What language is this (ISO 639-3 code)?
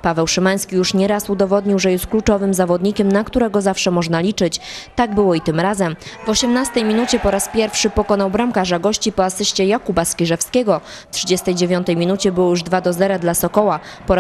pol